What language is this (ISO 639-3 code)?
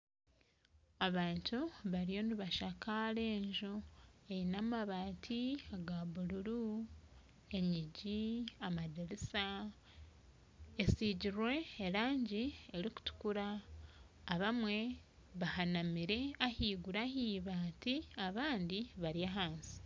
nyn